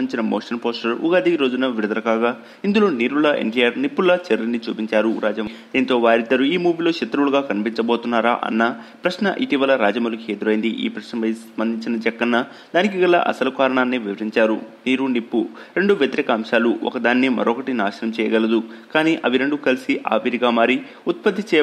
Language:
Romanian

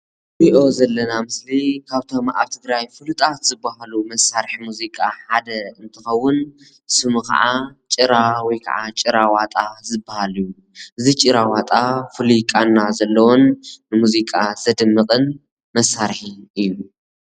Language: Tigrinya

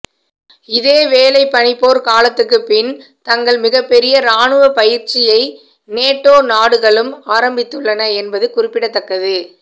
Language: Tamil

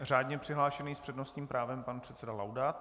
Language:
Czech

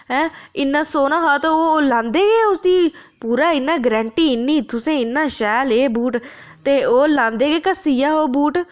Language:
Dogri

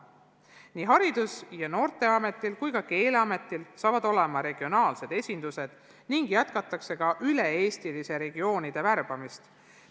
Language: Estonian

